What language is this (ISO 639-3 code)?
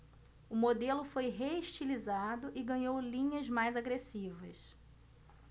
por